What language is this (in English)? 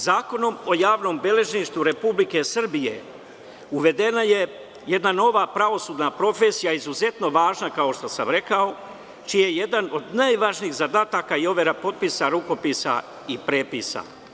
Serbian